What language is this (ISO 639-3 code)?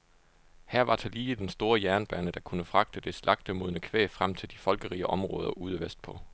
dan